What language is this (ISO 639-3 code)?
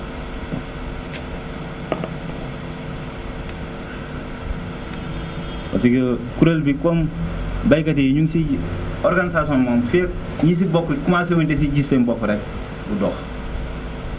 wol